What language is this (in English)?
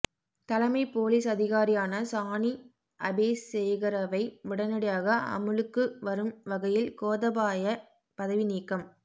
Tamil